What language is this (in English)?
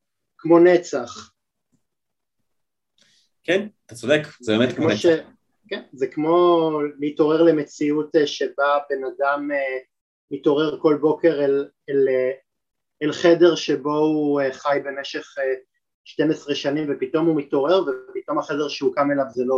Hebrew